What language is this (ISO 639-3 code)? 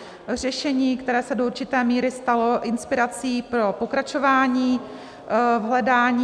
ces